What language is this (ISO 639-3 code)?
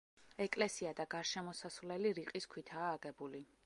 kat